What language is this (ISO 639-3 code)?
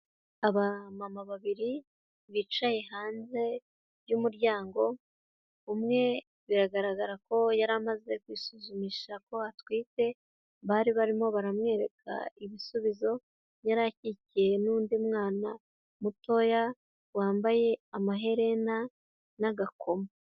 kin